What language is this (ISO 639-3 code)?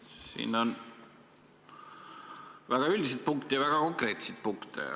est